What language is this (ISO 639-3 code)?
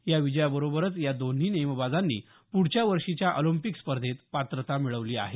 mar